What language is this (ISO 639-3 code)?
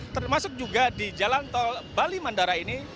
ind